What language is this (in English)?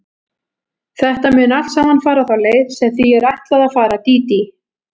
Icelandic